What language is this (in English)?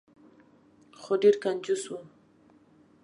Pashto